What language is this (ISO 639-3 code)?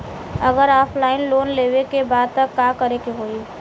bho